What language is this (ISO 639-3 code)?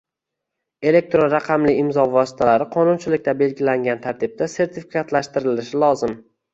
uzb